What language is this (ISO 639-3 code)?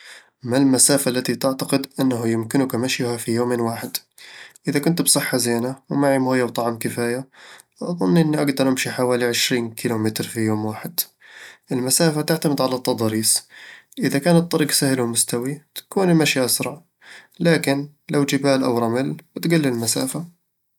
avl